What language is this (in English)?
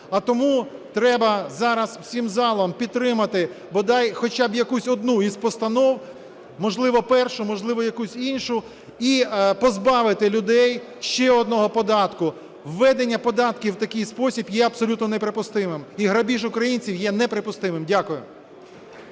Ukrainian